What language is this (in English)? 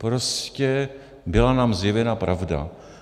Czech